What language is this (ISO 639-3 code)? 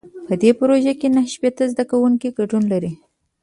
pus